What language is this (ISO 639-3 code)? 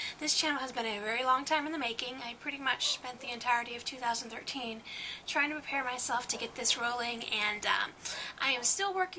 eng